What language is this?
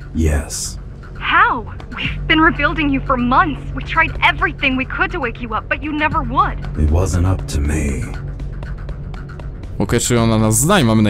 Polish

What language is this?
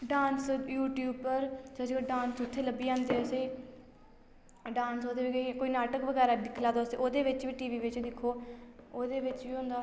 Dogri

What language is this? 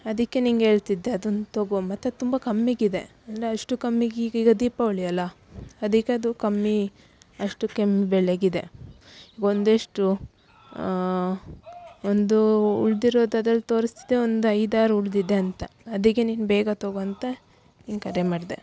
Kannada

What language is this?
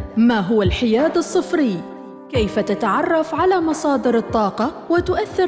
Arabic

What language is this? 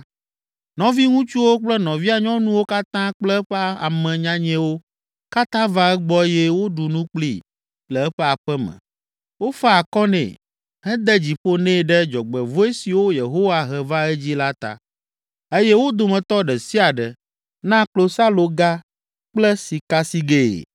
Ewe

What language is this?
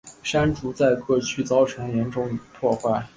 Chinese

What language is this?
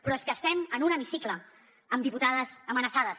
Catalan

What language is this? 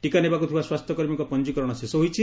Odia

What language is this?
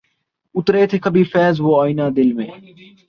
Urdu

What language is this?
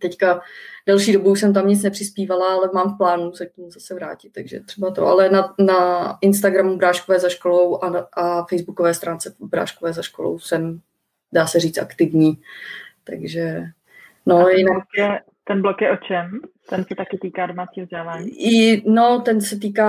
Czech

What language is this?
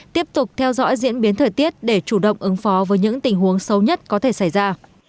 Vietnamese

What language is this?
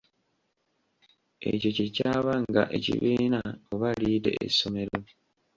Ganda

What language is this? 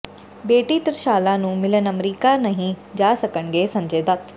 Punjabi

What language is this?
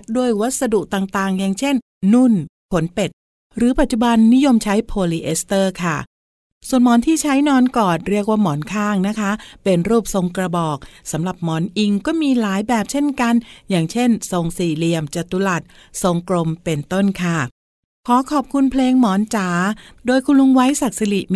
Thai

